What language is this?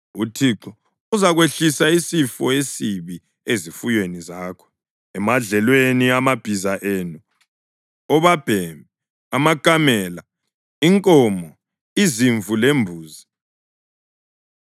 North Ndebele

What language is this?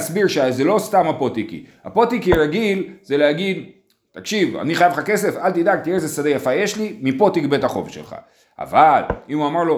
Hebrew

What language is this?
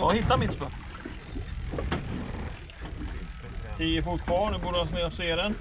Swedish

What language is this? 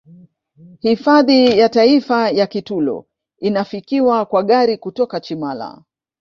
Swahili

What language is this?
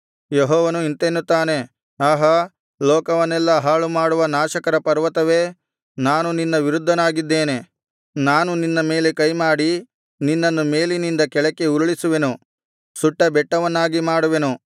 Kannada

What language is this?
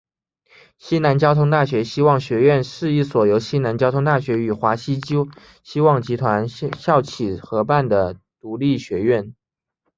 Chinese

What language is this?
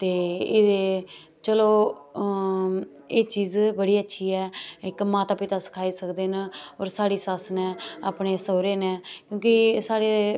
Dogri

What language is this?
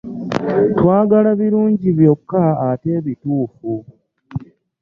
Ganda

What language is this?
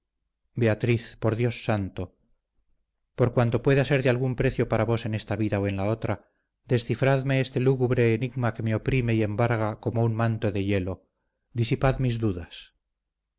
Spanish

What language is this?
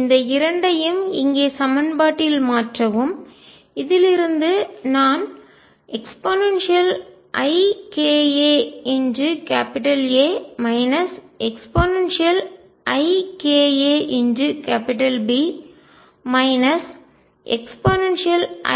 Tamil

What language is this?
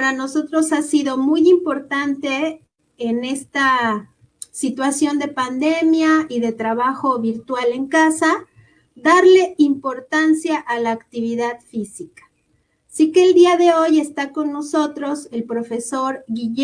Spanish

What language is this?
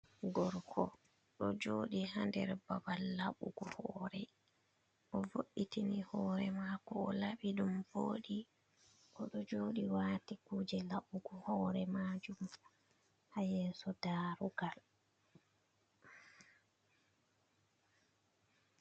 Fula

